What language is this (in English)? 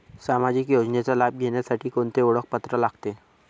Marathi